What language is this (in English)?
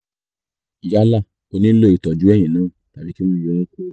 Yoruba